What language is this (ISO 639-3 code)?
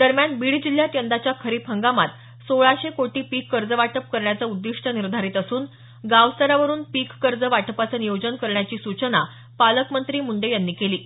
mar